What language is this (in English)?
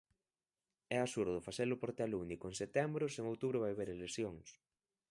Galician